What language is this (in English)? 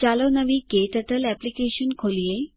Gujarati